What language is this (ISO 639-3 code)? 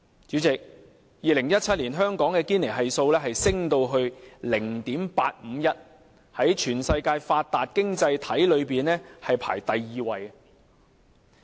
yue